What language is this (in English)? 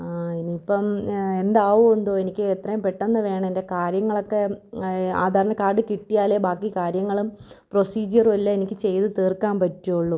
Malayalam